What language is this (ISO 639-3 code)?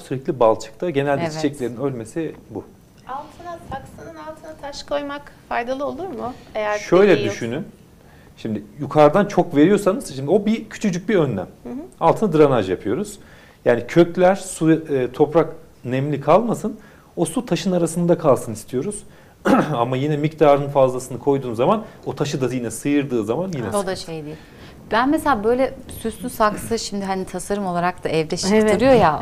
tur